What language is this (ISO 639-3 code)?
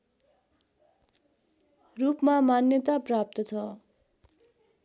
nep